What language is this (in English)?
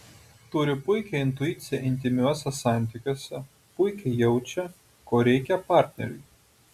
Lithuanian